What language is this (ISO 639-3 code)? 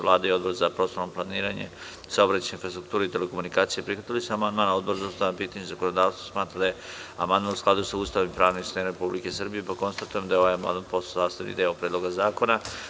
srp